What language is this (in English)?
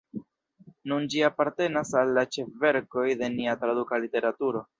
Esperanto